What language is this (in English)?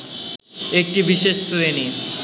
Bangla